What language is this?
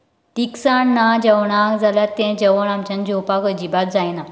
Konkani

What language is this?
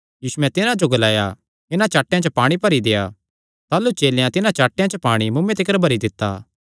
Kangri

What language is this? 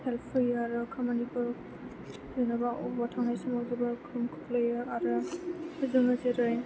Bodo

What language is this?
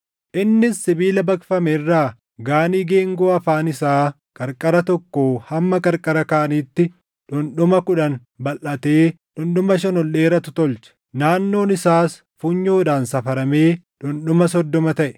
Oromo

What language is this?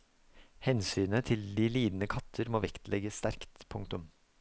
Norwegian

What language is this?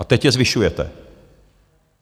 Czech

